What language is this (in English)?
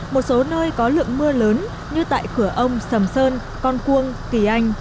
Vietnamese